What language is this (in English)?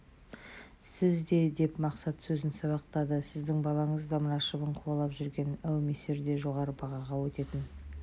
Kazakh